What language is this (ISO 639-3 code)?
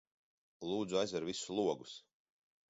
lav